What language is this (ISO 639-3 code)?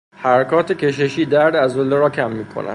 fas